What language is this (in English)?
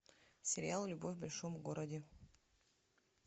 Russian